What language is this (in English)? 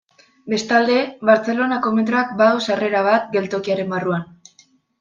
Basque